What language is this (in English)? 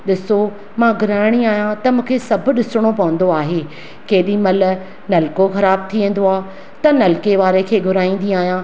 Sindhi